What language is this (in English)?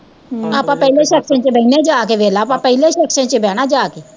Punjabi